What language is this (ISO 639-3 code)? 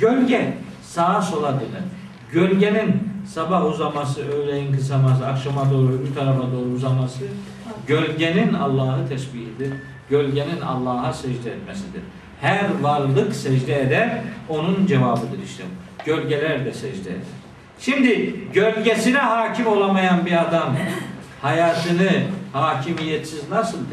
tur